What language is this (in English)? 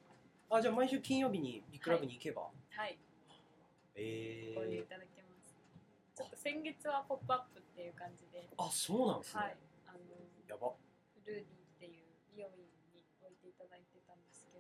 Japanese